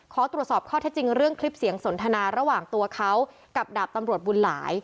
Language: Thai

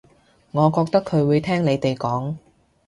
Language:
Cantonese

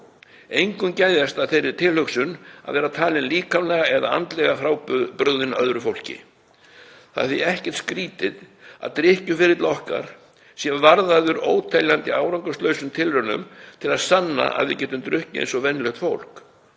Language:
Icelandic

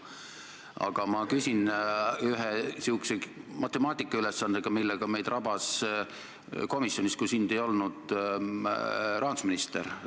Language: Estonian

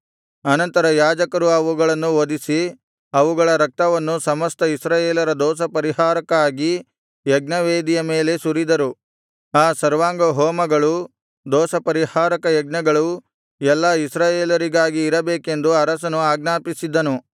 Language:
Kannada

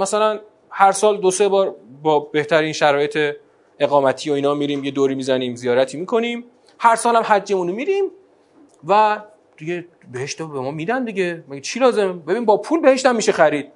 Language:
Persian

